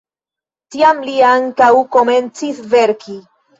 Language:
Esperanto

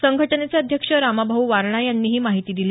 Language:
Marathi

